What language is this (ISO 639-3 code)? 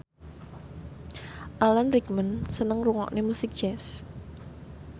jav